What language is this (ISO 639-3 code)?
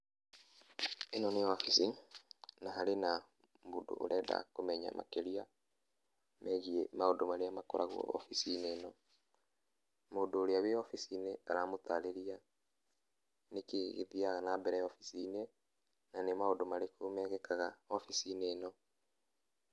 kik